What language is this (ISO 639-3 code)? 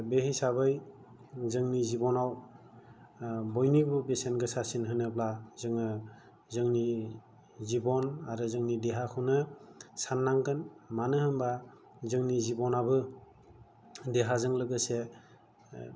brx